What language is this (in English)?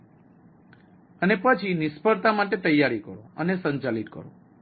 Gujarati